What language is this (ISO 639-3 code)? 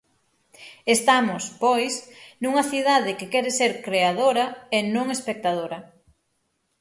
glg